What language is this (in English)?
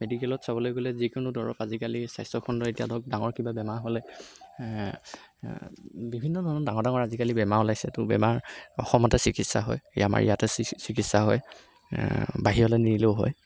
Assamese